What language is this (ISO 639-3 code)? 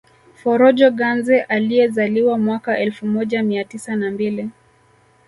swa